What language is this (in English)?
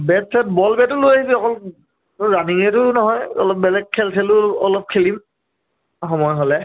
Assamese